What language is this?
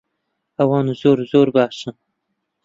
Central Kurdish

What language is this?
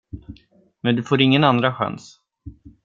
Swedish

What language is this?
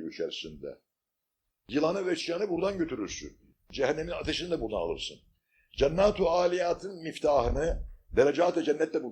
Turkish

